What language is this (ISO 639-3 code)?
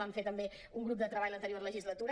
cat